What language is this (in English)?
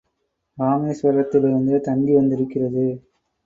Tamil